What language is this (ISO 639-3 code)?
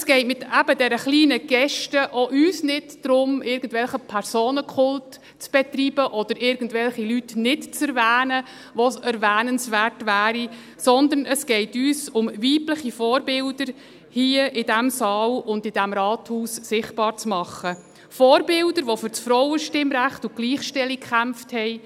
gsw